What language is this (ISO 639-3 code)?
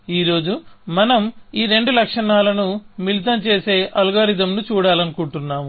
tel